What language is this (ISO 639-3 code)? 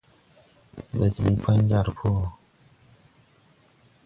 tui